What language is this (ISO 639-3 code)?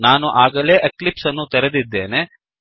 kan